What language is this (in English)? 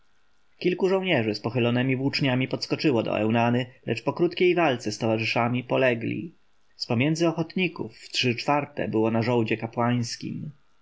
Polish